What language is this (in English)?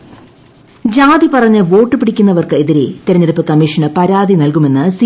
Malayalam